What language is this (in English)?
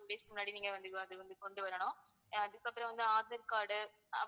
Tamil